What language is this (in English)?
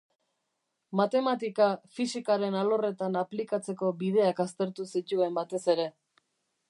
Basque